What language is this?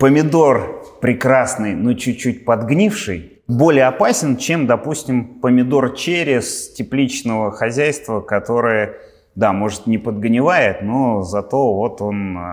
Russian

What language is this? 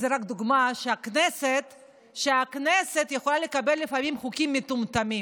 Hebrew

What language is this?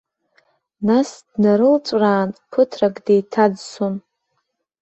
Abkhazian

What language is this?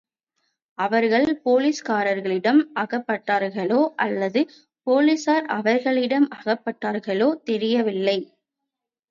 Tamil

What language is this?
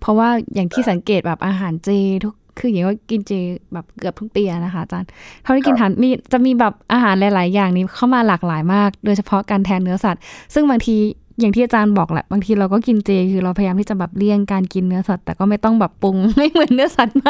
Thai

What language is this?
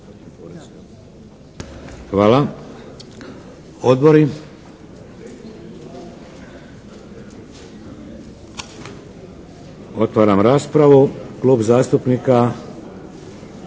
Croatian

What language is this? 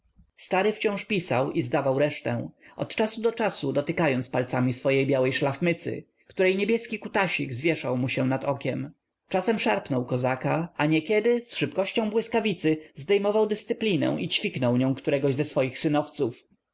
Polish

